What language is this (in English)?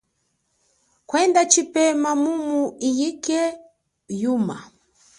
Chokwe